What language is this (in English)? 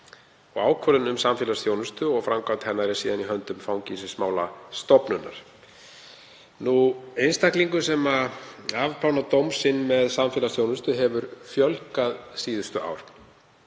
Icelandic